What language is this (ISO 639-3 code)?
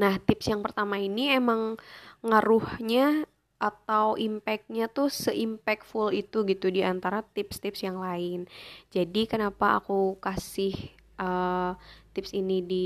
ind